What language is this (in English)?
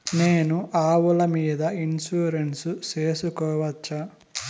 Telugu